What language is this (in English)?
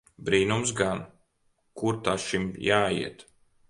Latvian